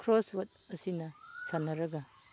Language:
Manipuri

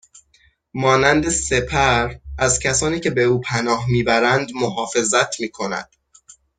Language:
Persian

